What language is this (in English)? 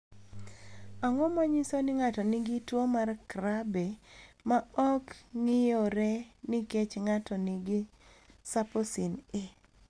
Luo (Kenya and Tanzania)